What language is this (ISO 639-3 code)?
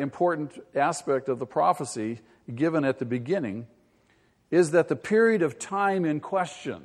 eng